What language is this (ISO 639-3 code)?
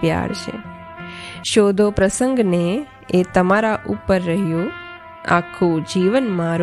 guj